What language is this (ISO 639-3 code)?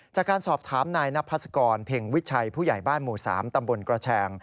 tha